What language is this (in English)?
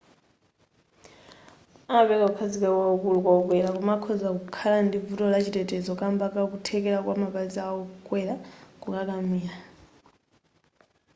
Nyanja